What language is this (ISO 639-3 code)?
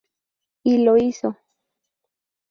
spa